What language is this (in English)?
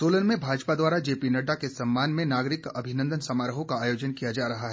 Hindi